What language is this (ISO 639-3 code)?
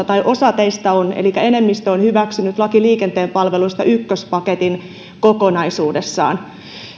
fin